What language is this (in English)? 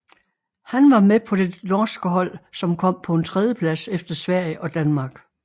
Danish